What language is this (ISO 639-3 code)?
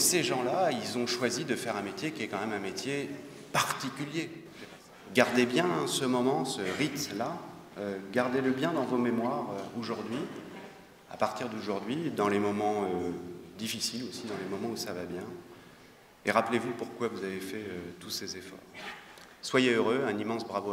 fra